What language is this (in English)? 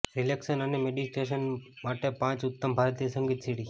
Gujarati